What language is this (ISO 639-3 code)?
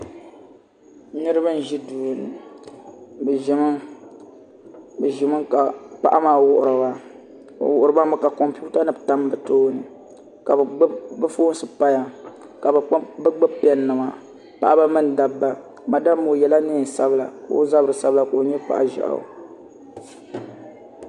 dag